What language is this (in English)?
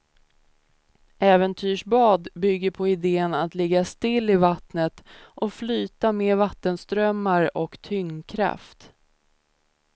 Swedish